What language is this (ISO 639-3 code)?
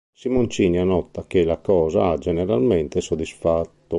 ita